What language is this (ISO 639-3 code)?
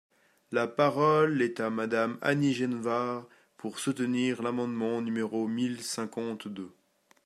fra